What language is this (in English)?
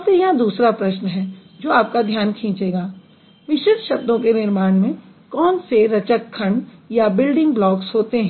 Hindi